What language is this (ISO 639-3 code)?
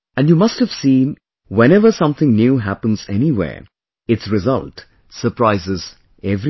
eng